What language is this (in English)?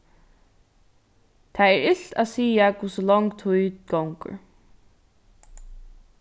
Faroese